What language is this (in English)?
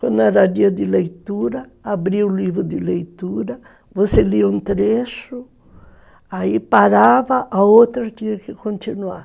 Portuguese